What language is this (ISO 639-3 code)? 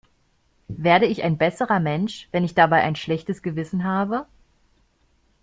deu